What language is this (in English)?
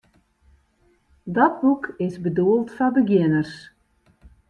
Western Frisian